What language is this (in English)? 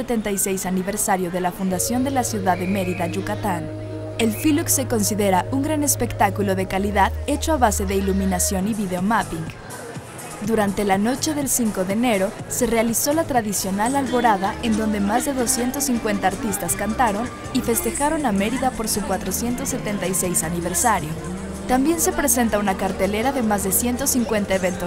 Spanish